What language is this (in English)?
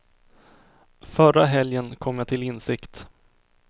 Swedish